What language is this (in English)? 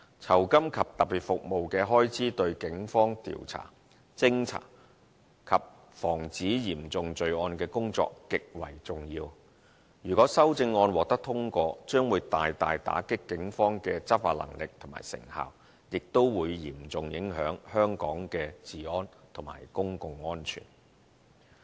Cantonese